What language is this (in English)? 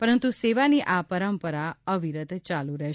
Gujarati